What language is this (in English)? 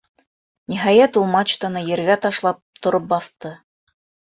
Bashkir